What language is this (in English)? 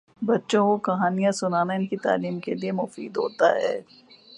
Urdu